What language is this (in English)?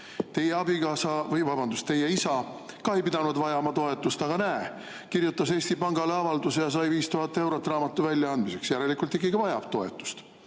Estonian